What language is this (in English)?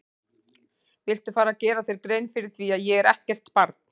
Icelandic